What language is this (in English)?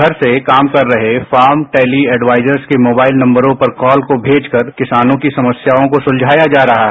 Hindi